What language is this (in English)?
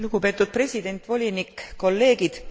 Estonian